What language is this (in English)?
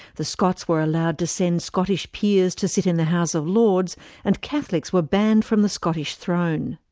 English